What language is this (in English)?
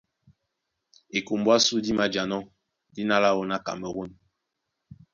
Duala